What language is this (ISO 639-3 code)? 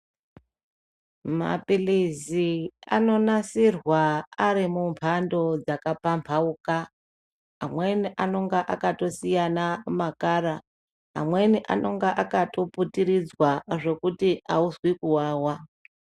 ndc